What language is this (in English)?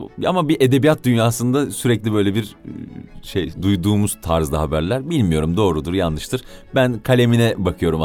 Turkish